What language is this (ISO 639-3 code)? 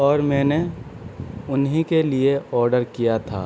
urd